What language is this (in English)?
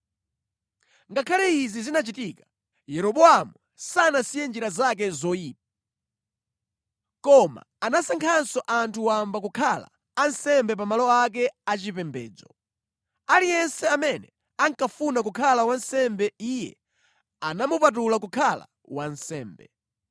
Nyanja